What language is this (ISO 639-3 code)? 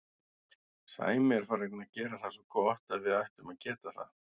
isl